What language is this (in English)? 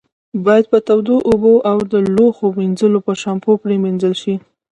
Pashto